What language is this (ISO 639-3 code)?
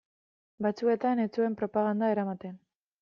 eus